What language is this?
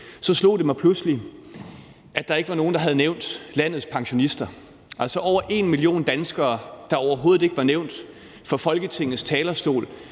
Danish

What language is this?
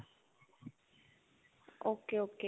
Punjabi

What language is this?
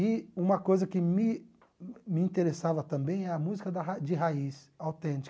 Portuguese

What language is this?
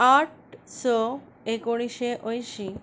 Konkani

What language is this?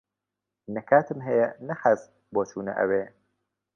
Central Kurdish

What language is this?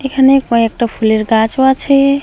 Bangla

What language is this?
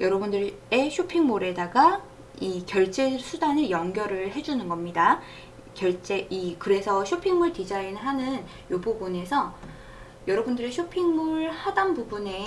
Korean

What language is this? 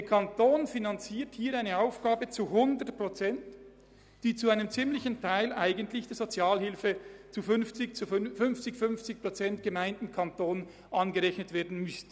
Swiss German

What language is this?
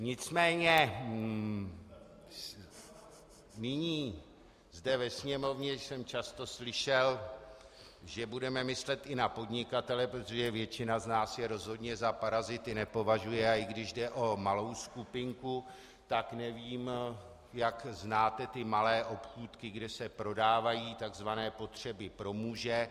Czech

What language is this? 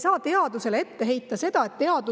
Estonian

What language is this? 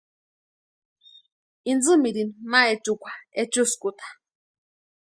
Western Highland Purepecha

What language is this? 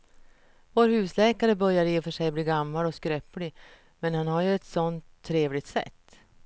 Swedish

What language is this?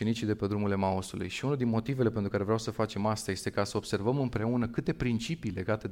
Romanian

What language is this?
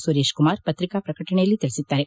Kannada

